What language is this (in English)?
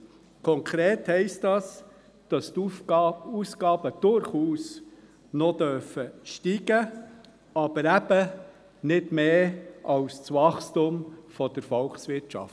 Swiss German